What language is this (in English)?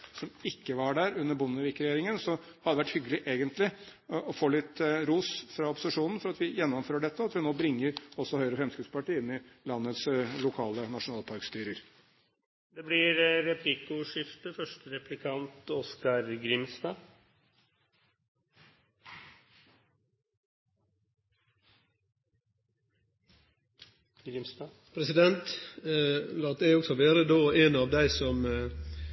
Norwegian